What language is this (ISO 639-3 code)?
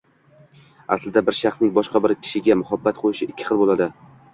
uzb